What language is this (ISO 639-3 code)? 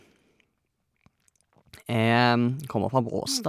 nor